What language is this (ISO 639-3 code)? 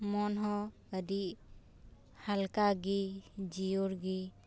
sat